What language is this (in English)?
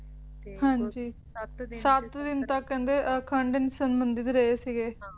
Punjabi